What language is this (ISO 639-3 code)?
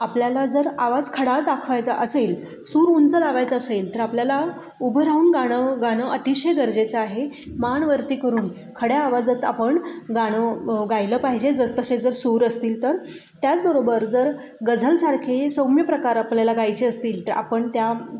mar